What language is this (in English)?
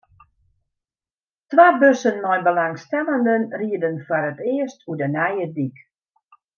Western Frisian